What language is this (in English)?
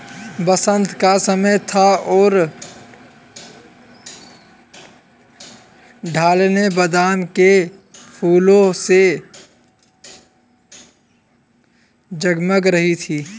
Hindi